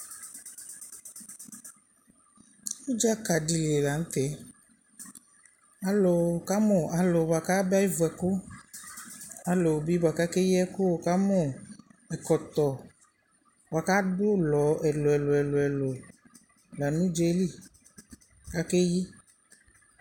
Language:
Ikposo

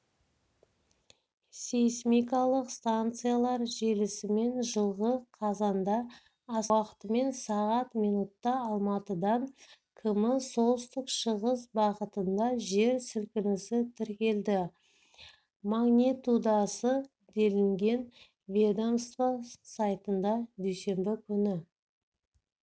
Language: Kazakh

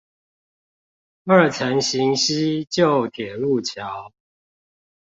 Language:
Chinese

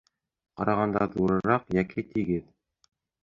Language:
Bashkir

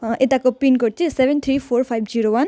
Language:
Nepali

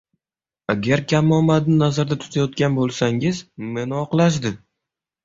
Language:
Uzbek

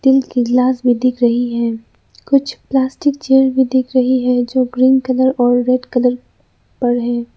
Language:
Hindi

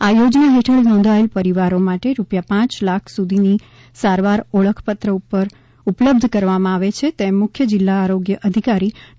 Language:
Gujarati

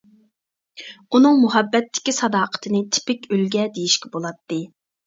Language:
Uyghur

